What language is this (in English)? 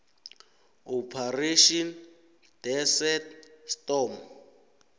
South Ndebele